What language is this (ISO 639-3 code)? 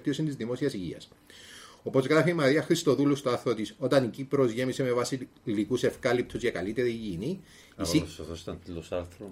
ell